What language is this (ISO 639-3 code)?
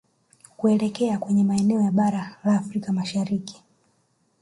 swa